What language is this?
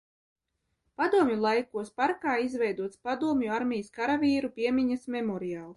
Latvian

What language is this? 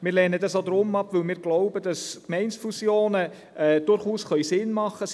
Swiss German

